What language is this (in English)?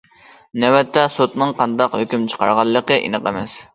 Uyghur